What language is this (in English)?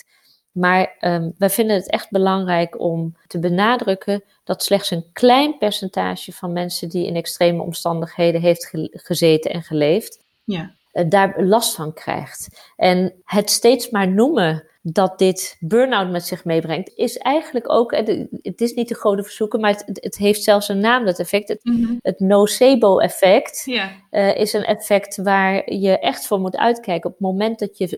Dutch